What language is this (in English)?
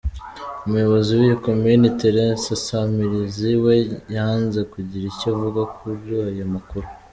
Kinyarwanda